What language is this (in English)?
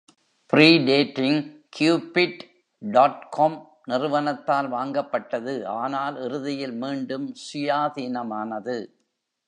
Tamil